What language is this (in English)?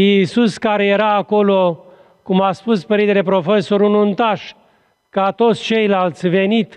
Romanian